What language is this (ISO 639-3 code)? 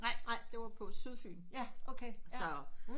dan